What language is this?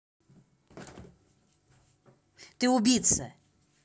Russian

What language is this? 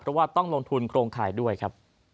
Thai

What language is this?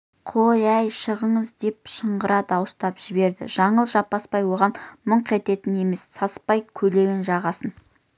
Kazakh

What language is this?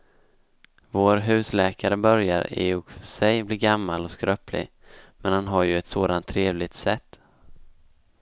Swedish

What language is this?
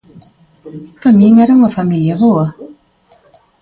Galician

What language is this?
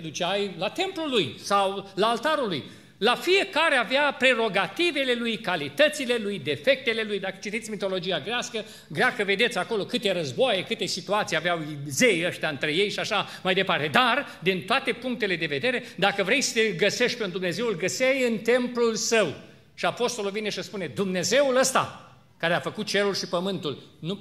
Romanian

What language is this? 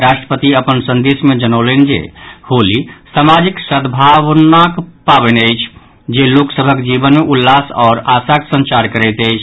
Maithili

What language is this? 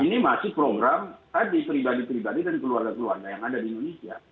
Indonesian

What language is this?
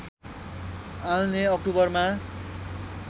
Nepali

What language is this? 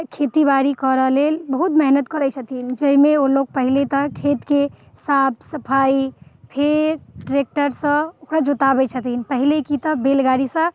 Maithili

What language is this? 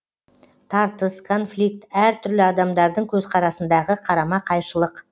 Kazakh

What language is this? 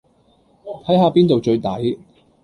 Cantonese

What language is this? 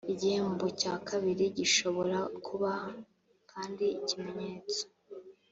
Kinyarwanda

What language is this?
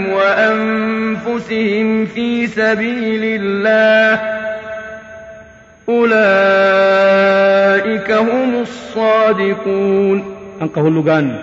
Filipino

